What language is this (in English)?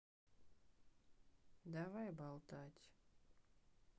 Russian